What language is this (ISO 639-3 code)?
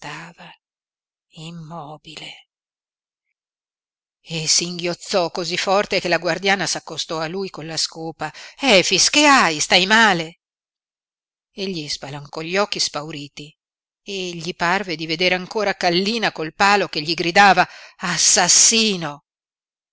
ita